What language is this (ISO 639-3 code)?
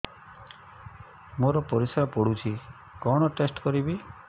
ori